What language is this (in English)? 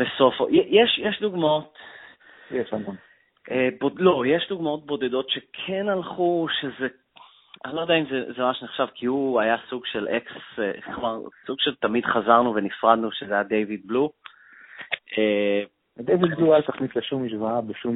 Hebrew